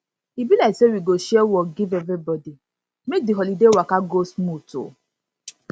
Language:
Nigerian Pidgin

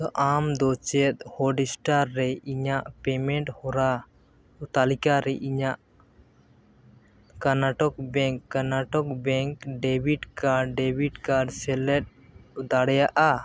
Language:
Santali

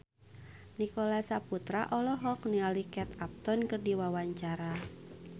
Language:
Sundanese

